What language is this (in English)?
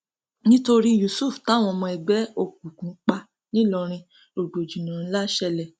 Yoruba